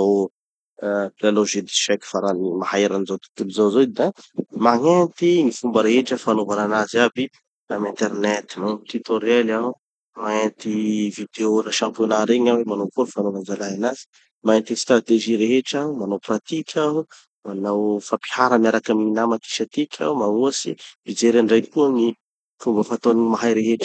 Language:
Tanosy Malagasy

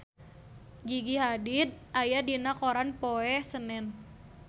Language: Sundanese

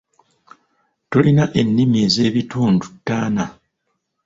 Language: Ganda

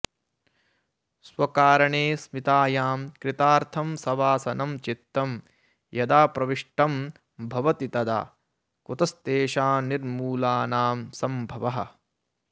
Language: Sanskrit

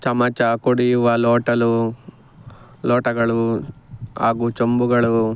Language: Kannada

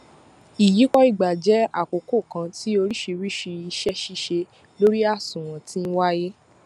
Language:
Yoruba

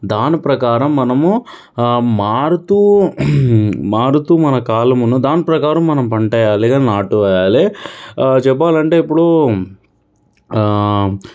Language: Telugu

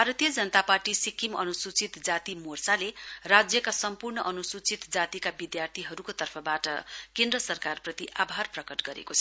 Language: Nepali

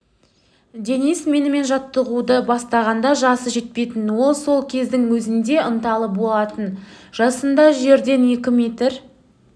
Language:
Kazakh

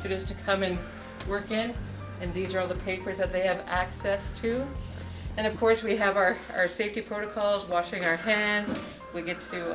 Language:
English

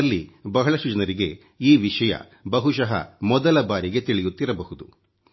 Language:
Kannada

